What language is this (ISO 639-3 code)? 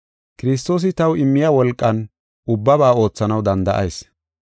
gof